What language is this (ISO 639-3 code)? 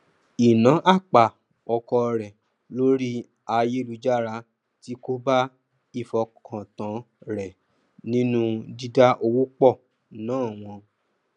yor